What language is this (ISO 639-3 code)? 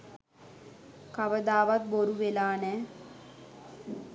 sin